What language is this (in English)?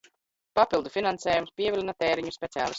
Latvian